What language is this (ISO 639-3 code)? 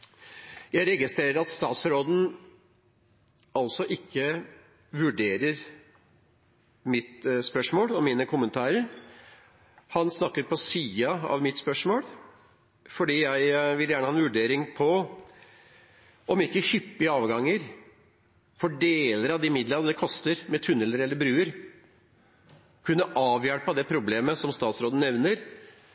nor